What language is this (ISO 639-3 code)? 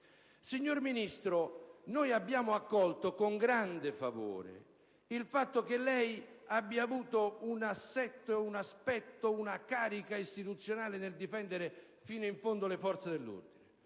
ita